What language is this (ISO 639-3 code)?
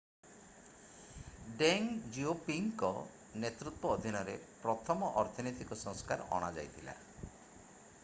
ori